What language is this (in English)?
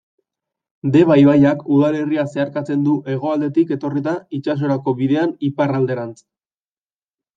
Basque